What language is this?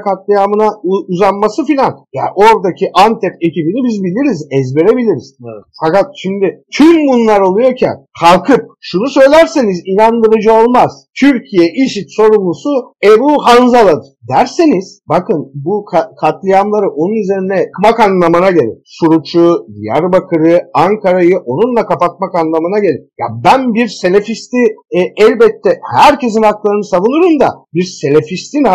Turkish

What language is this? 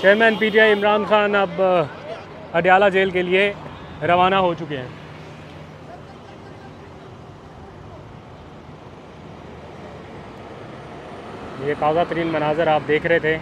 Hindi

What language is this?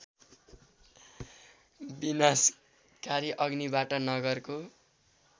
Nepali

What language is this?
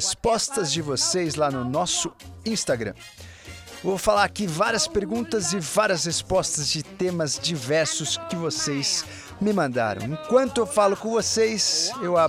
Portuguese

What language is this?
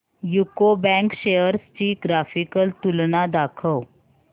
Marathi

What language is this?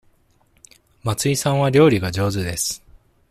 Japanese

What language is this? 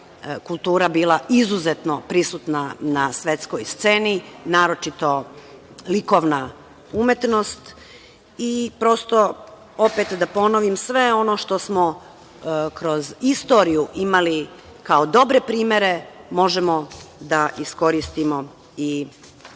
Serbian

